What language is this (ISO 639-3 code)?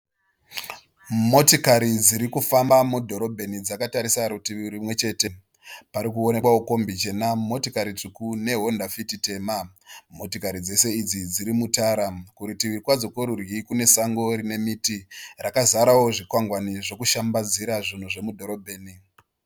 sna